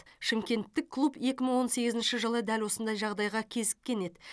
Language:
Kazakh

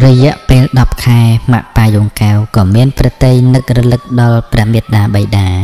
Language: Thai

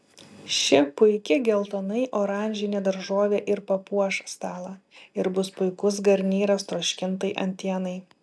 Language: Lithuanian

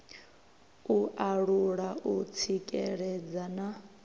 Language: Venda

